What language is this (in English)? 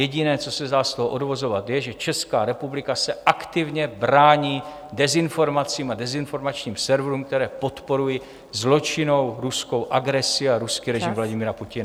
Czech